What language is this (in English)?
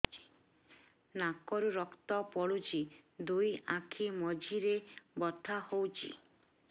Odia